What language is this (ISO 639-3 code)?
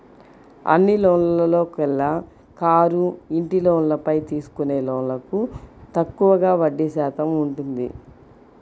tel